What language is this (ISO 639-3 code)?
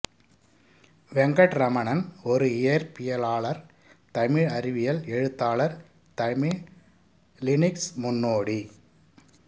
tam